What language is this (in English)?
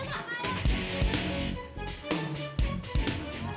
Indonesian